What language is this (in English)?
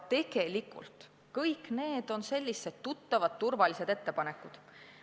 Estonian